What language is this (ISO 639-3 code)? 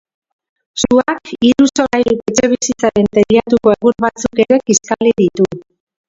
eus